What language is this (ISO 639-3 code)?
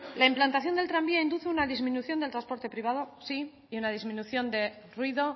spa